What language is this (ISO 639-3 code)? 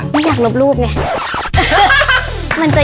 tha